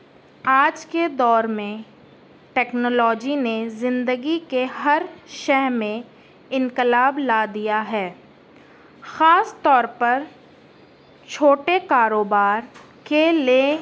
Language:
Urdu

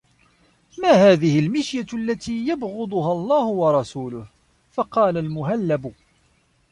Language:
Arabic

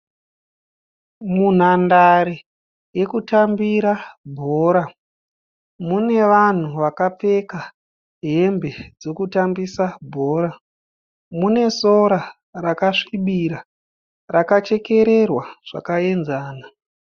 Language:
Shona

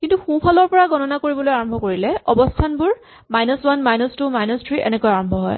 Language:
Assamese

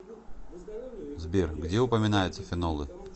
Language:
Russian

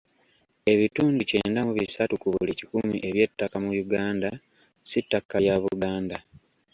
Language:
Ganda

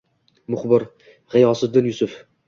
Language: Uzbek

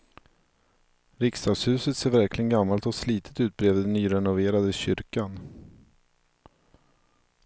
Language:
Swedish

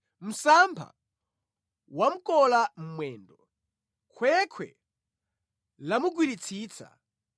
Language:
Nyanja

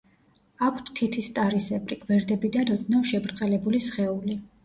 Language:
Georgian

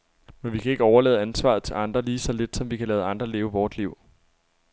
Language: Danish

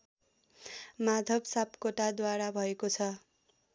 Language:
Nepali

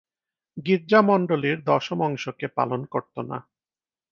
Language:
Bangla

